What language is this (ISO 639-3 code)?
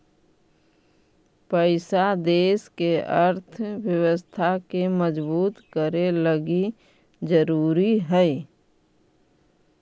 mag